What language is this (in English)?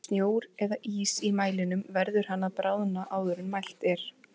Icelandic